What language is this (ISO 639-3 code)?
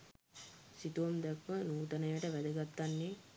sin